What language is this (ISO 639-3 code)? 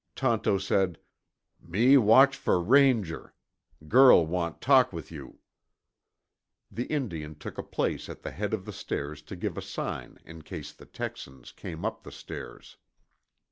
eng